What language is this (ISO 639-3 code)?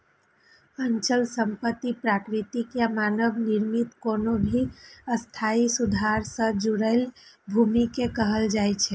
mai